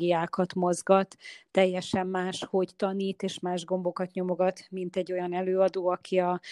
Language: Hungarian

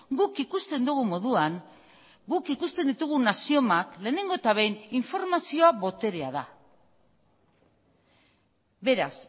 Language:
Basque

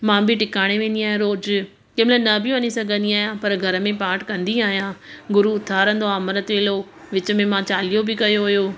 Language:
Sindhi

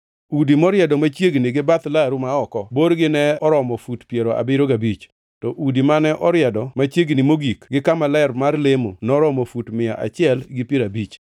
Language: Luo (Kenya and Tanzania)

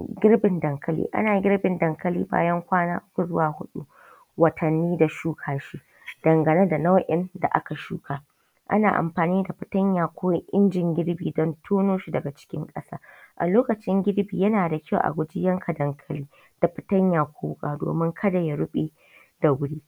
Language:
Hausa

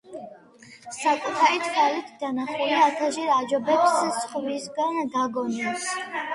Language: Georgian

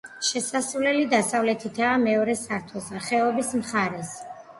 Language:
Georgian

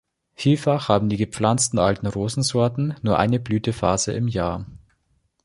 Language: German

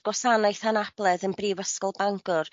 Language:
Welsh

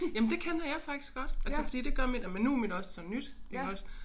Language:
Danish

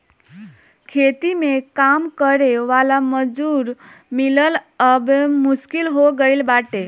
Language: Bhojpuri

